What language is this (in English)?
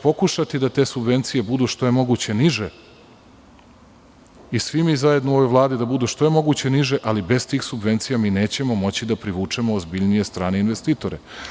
Serbian